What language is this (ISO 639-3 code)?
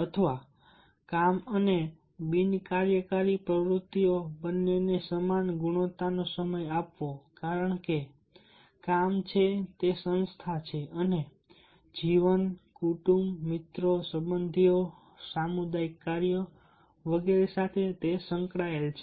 guj